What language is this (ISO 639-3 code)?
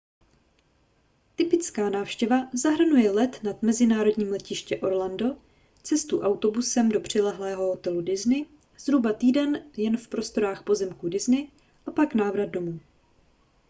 ces